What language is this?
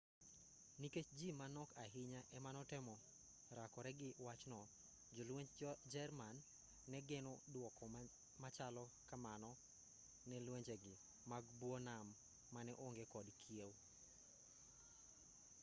Luo (Kenya and Tanzania)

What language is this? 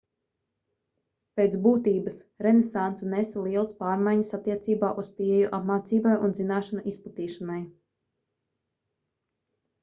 Latvian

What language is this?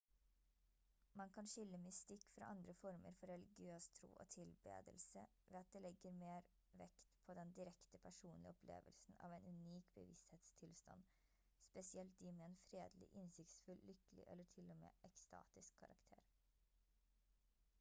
Norwegian Bokmål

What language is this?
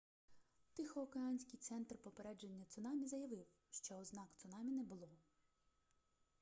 Ukrainian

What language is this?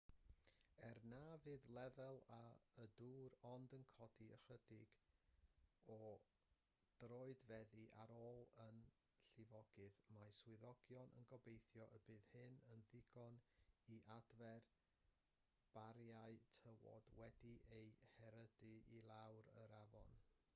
Welsh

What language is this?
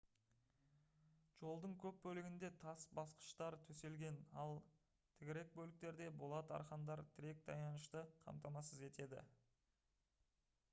Kazakh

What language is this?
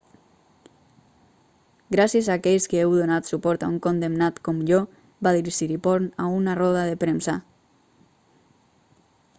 Catalan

